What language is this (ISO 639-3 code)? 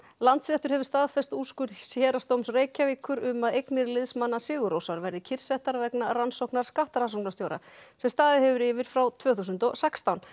isl